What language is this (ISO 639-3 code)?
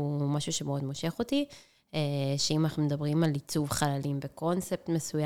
heb